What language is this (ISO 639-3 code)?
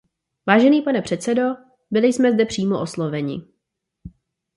ces